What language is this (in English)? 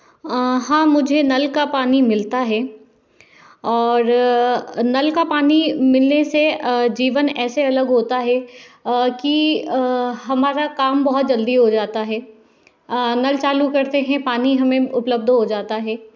Hindi